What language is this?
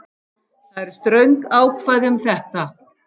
Icelandic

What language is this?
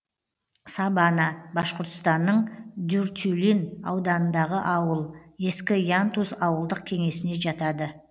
Kazakh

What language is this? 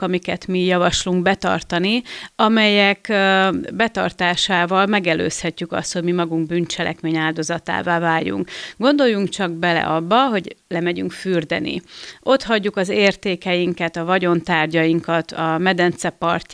Hungarian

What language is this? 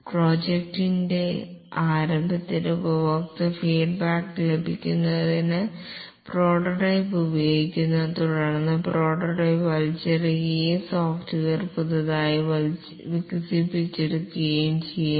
Malayalam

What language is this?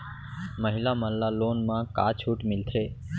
Chhattisgarhi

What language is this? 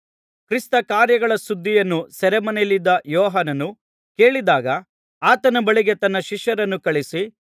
Kannada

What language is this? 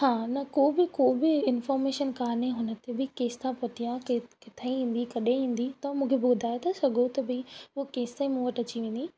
Sindhi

